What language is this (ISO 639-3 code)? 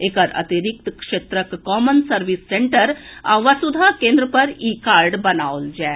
mai